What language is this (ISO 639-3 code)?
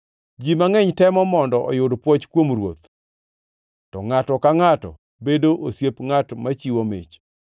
luo